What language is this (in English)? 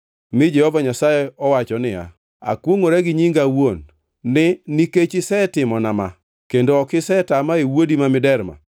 Luo (Kenya and Tanzania)